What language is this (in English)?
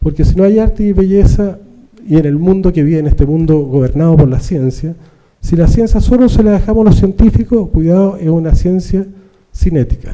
Spanish